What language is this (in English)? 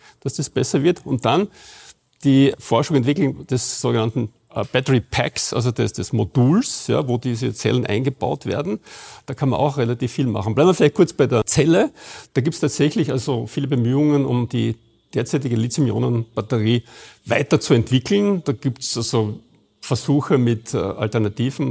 German